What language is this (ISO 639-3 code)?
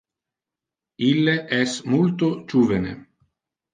ina